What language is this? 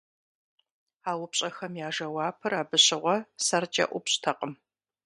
Kabardian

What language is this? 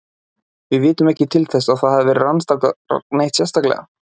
Icelandic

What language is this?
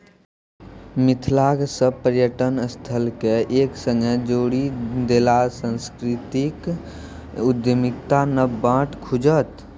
Maithili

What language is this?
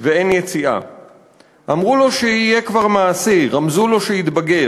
Hebrew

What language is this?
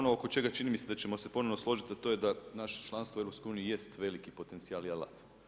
Croatian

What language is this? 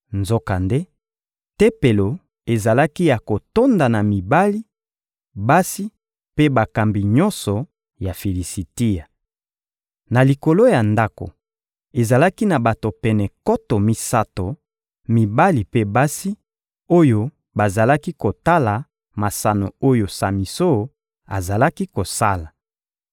Lingala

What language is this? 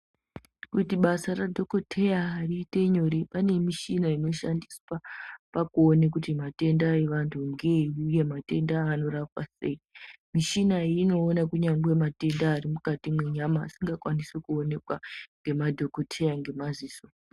Ndau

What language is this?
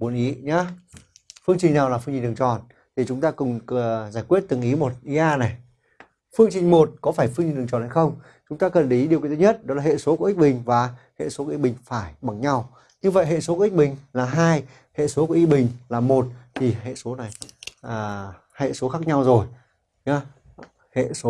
Vietnamese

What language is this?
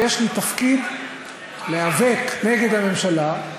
Hebrew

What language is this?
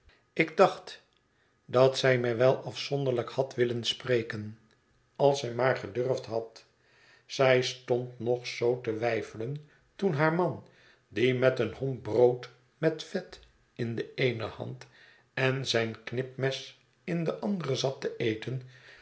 Dutch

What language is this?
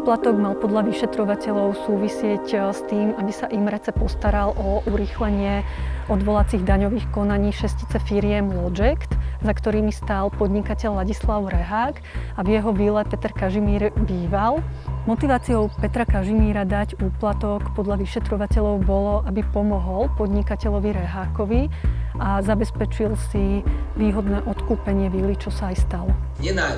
Slovak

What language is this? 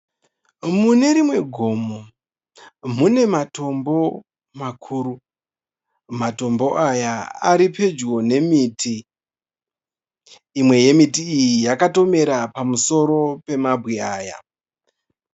Shona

